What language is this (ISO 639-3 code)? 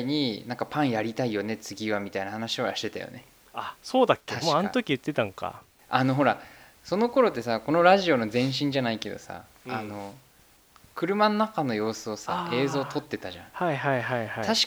jpn